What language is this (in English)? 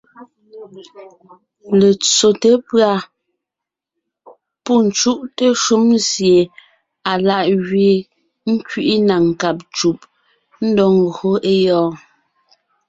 Ngiemboon